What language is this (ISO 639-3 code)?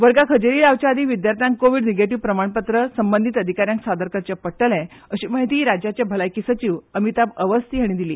kok